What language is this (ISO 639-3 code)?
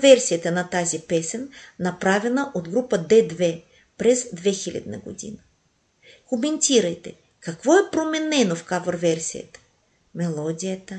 bul